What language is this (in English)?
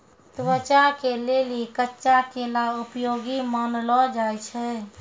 Maithili